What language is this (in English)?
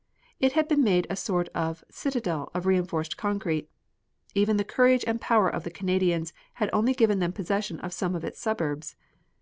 English